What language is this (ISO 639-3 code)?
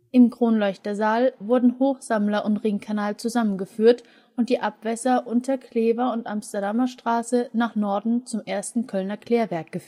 deu